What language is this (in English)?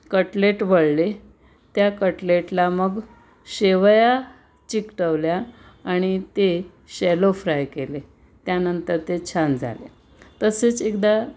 Marathi